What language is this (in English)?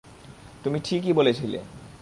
Bangla